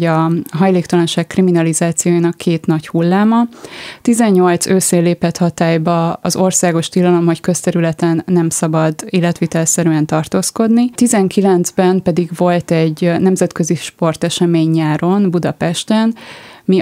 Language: Hungarian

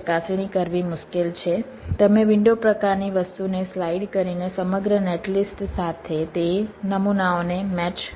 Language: Gujarati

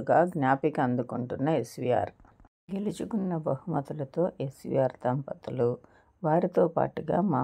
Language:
Telugu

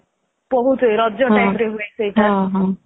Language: Odia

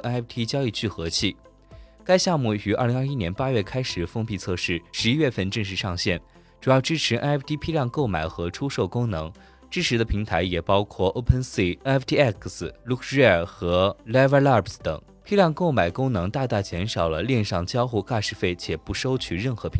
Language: Chinese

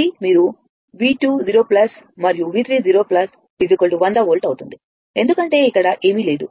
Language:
Telugu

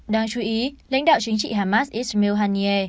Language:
Vietnamese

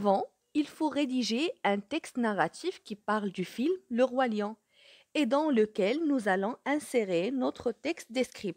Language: French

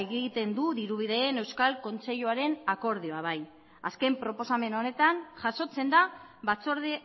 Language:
Basque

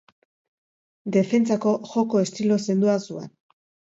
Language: Basque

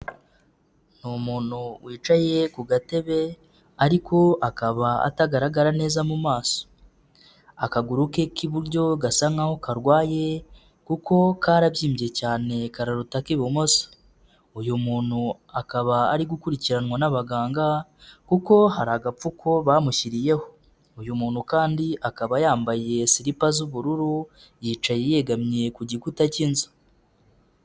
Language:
Kinyarwanda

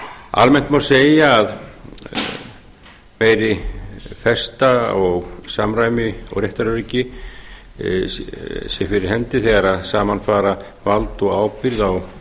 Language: Icelandic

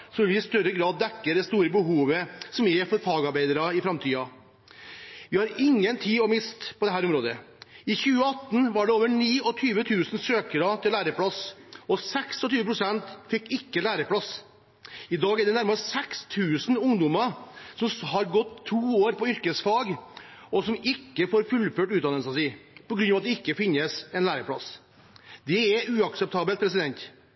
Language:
Norwegian Bokmål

